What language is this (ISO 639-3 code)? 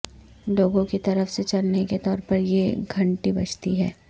urd